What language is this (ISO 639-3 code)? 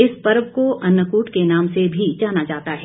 hin